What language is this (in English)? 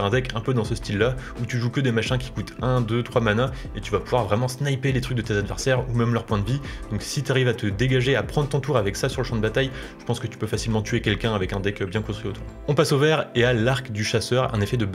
French